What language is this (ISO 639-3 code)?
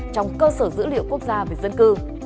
vie